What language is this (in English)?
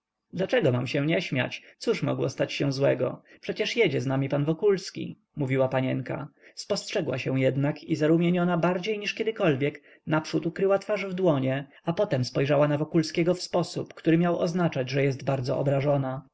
Polish